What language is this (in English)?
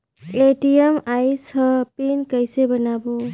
Chhattisgarhi